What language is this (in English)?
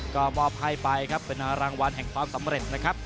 Thai